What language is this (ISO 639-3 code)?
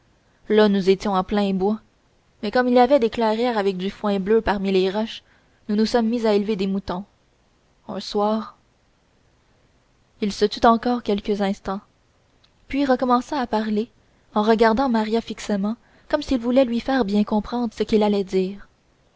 fra